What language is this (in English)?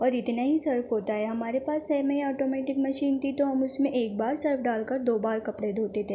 Urdu